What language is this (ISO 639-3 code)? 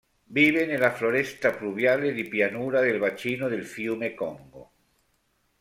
ita